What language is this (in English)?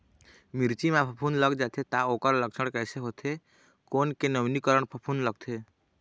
Chhattisgarhi